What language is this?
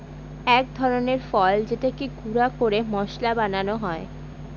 Bangla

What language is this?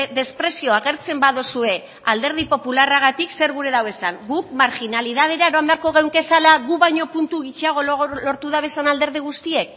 Basque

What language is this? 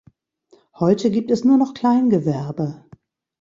German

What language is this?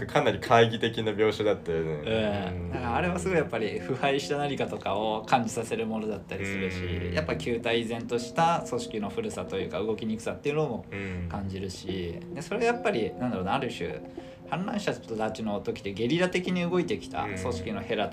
Japanese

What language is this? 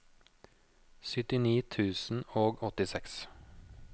Norwegian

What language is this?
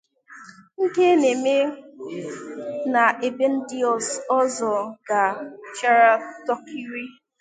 Igbo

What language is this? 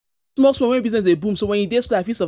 Nigerian Pidgin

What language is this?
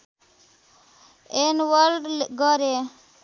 Nepali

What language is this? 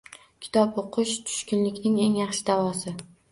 Uzbek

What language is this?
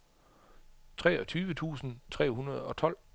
Danish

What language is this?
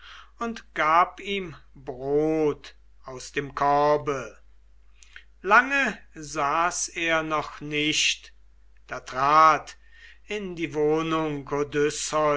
German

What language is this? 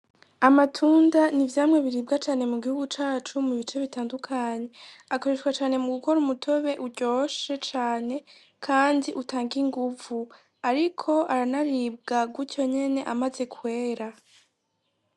Rundi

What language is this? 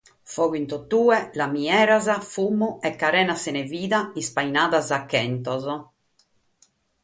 Sardinian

